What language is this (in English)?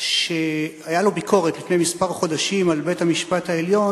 Hebrew